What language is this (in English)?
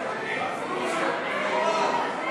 Hebrew